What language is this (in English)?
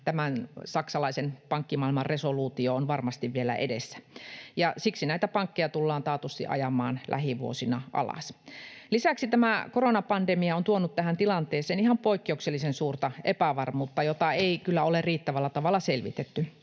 Finnish